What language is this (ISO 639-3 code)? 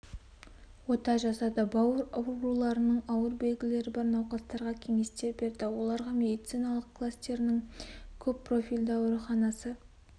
kaz